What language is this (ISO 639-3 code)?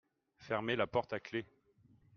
fra